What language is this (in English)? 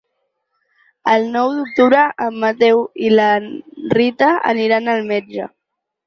Catalan